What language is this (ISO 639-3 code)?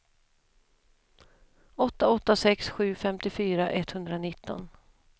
swe